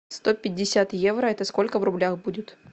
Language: Russian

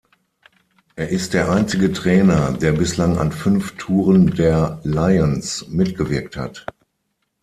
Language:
German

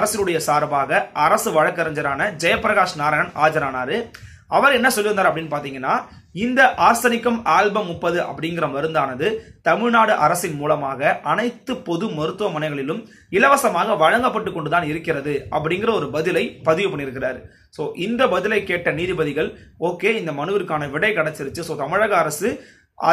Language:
Turkish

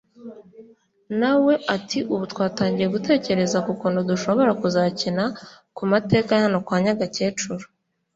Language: Kinyarwanda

